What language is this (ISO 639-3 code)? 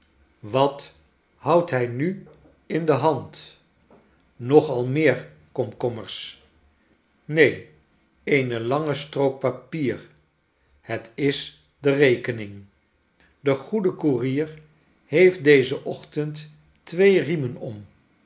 nld